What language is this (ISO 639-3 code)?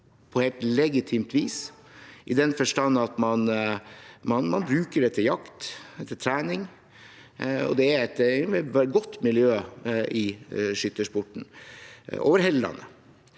nor